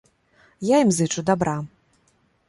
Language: Belarusian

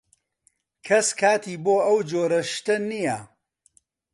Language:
Central Kurdish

